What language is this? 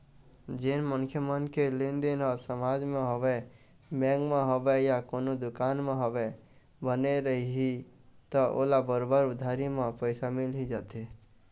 Chhattisgarhi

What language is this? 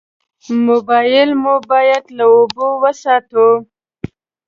Pashto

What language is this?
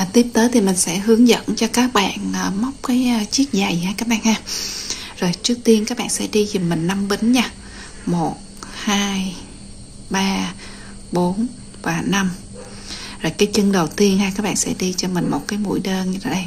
Vietnamese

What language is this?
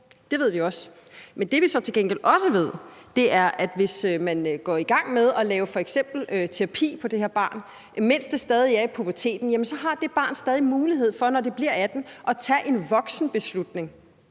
Danish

